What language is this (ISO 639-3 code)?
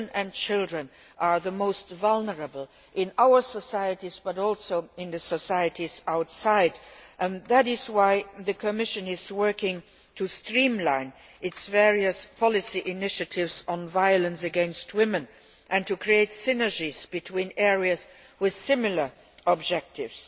eng